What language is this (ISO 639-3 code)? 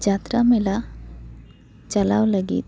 sat